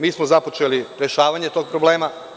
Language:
Serbian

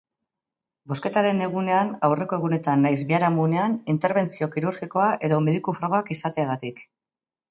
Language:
Basque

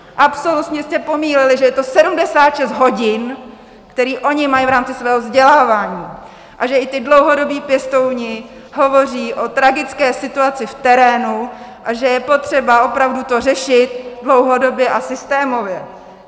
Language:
Czech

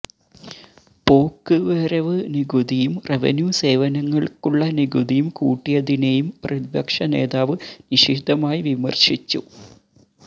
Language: Malayalam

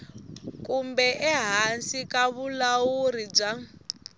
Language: Tsonga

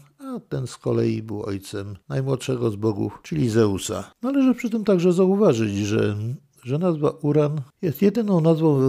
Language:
Polish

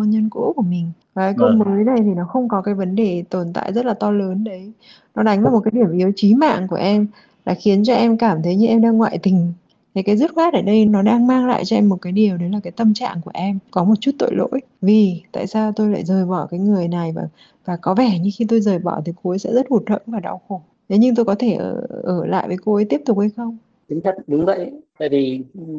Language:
Vietnamese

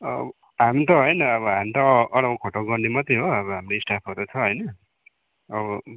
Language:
Nepali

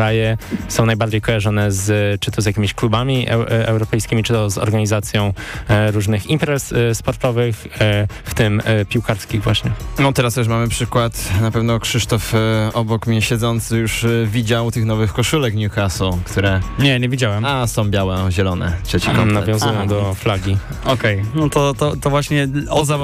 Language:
Polish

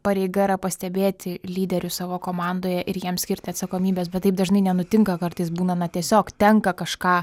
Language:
Lithuanian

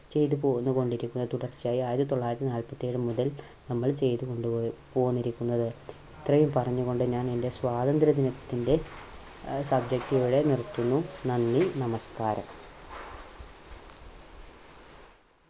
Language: Malayalam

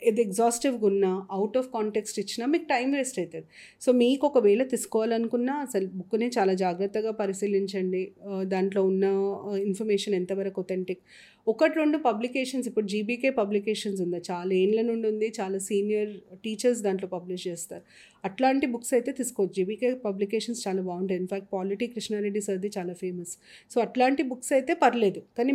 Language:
Telugu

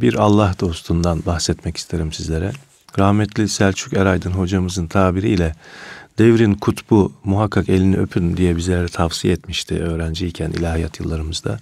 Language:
Turkish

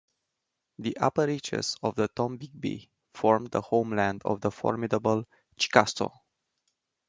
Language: English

